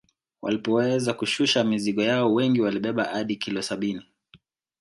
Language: Swahili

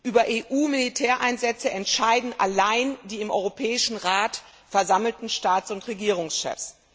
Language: German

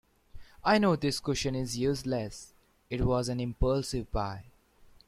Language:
English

